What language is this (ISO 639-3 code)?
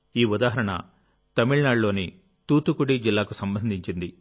tel